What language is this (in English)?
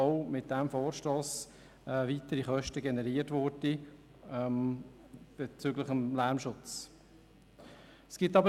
Swiss German